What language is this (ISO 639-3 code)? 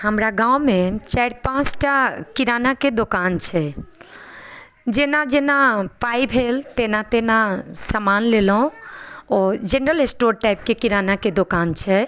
mai